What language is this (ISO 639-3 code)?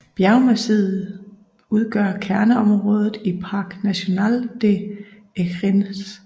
dan